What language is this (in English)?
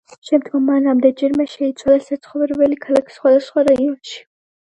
Georgian